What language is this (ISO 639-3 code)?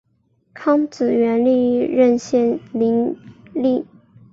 zho